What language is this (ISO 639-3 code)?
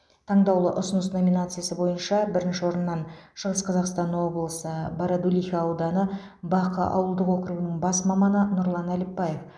kaz